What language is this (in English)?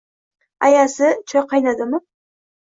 Uzbek